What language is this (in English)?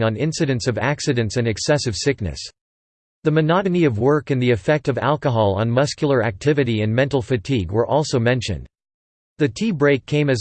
English